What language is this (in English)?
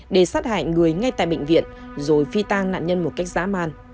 Vietnamese